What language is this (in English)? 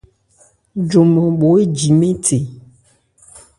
Ebrié